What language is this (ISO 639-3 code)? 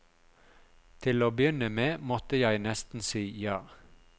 nor